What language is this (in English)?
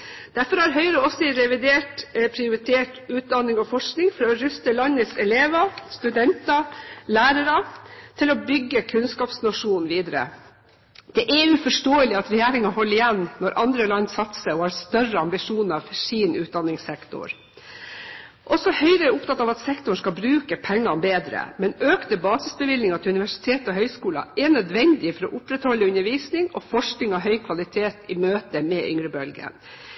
Norwegian Bokmål